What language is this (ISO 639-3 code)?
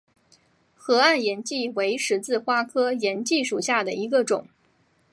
zho